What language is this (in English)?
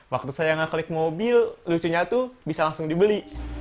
Indonesian